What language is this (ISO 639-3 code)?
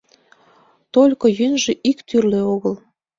chm